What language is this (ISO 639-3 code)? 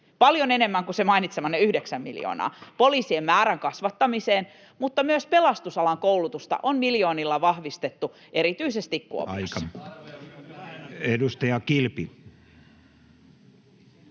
fin